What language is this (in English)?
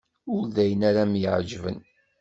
Kabyle